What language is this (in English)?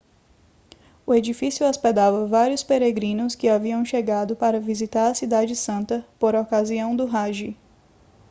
Portuguese